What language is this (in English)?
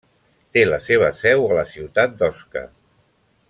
Catalan